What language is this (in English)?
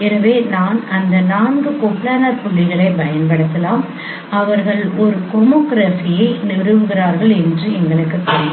Tamil